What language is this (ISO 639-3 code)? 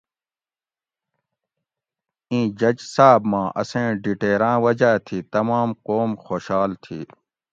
gwc